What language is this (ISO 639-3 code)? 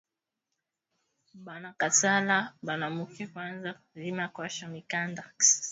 swa